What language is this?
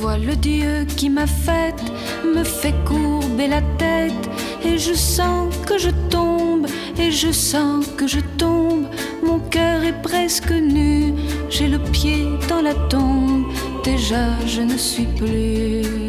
Persian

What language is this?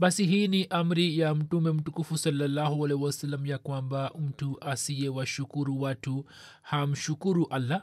Swahili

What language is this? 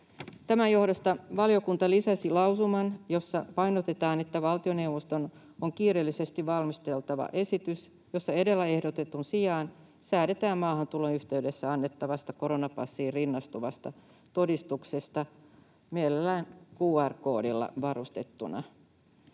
Finnish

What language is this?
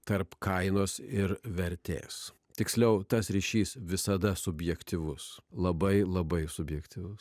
Lithuanian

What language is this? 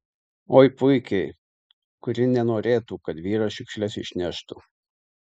Lithuanian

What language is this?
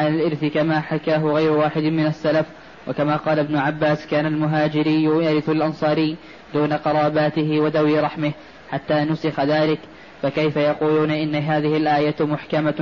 Arabic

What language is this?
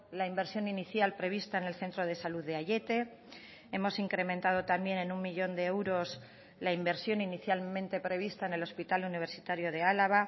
Spanish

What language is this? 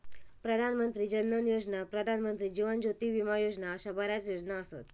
Marathi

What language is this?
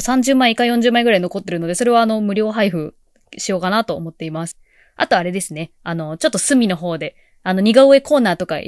Japanese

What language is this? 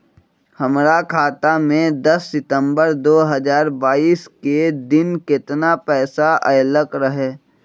Magahi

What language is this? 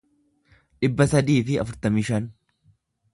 Oromo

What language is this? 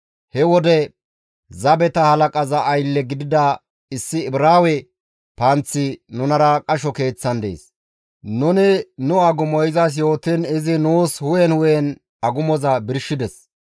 Gamo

